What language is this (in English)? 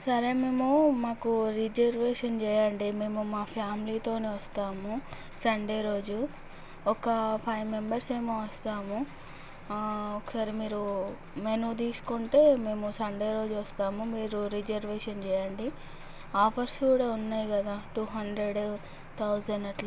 Telugu